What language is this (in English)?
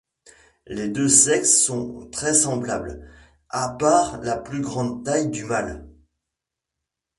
French